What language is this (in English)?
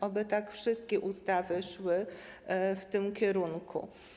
Polish